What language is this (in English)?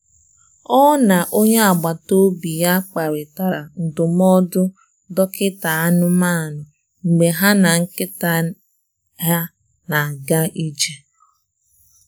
Igbo